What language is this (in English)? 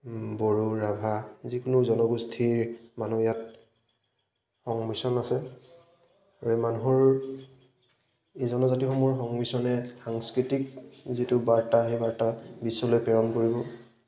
Assamese